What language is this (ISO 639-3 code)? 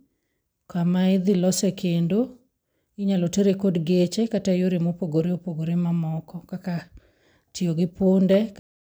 luo